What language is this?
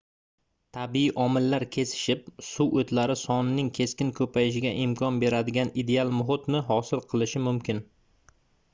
Uzbek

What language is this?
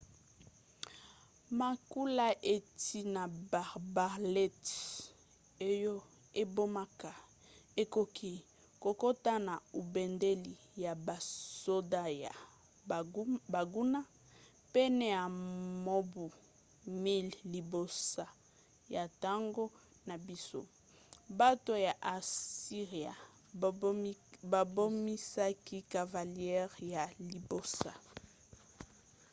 Lingala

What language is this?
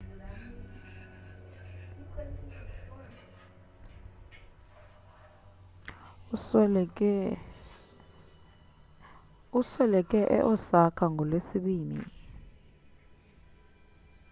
Xhosa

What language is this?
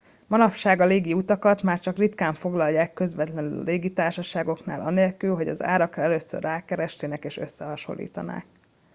Hungarian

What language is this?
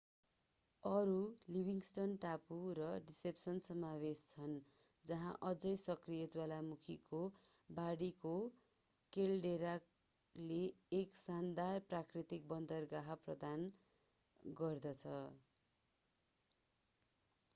Nepali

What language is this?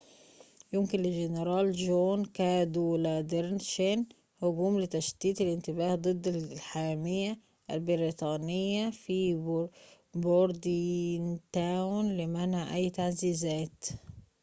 Arabic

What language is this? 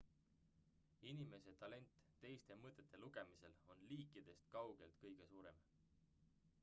Estonian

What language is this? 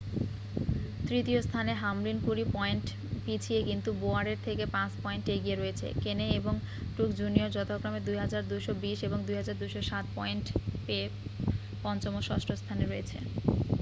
Bangla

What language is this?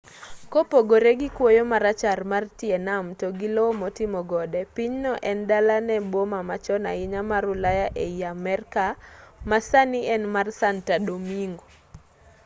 Luo (Kenya and Tanzania)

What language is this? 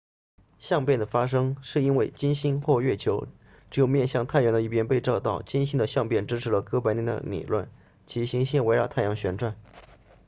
Chinese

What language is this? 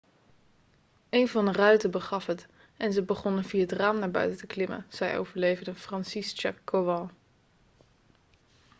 Dutch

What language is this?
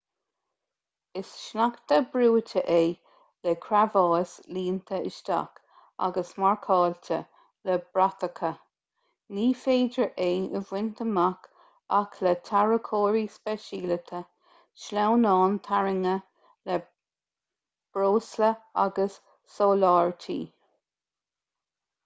Irish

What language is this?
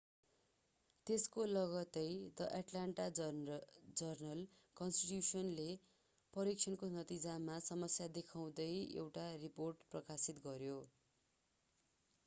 Nepali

